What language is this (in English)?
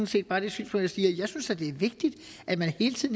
Danish